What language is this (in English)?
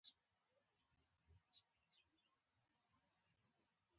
Pashto